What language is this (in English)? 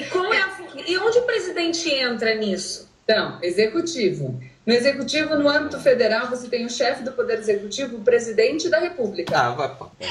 Portuguese